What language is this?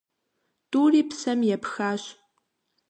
Kabardian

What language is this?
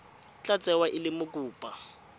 Tswana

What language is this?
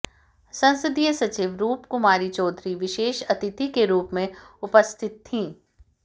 Hindi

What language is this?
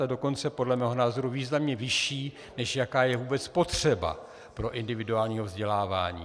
Czech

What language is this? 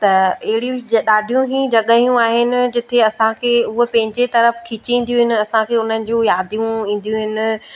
Sindhi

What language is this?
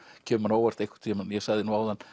Icelandic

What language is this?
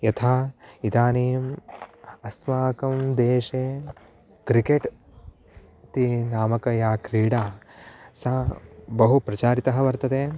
Sanskrit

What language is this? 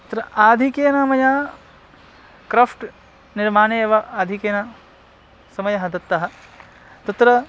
Sanskrit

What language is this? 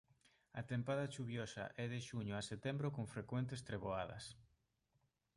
Galician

